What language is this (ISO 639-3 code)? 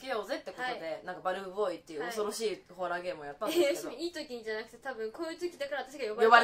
jpn